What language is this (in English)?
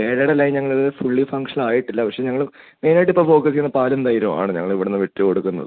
Malayalam